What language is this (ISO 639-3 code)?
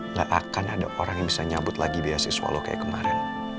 ind